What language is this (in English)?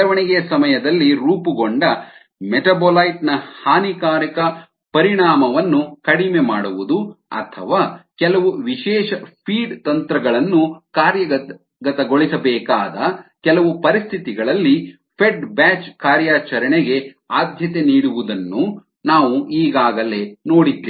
Kannada